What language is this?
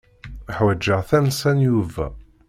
Kabyle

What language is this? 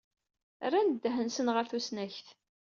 Kabyle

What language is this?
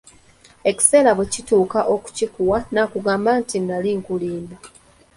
Ganda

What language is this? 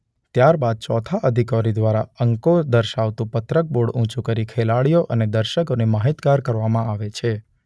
Gujarati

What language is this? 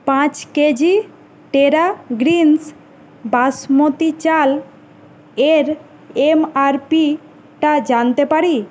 Bangla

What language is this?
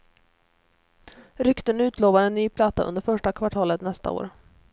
Swedish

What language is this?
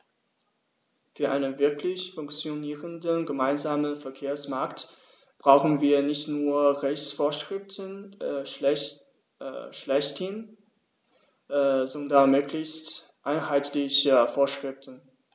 German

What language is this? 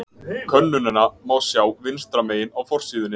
Icelandic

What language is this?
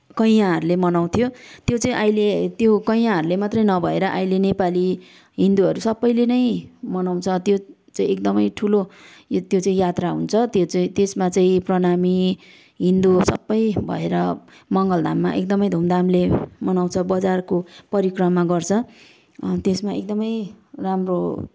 Nepali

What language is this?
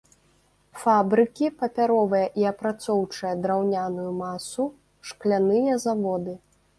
Belarusian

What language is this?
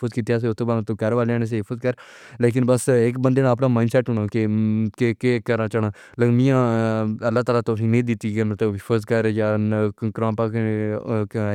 Pahari-Potwari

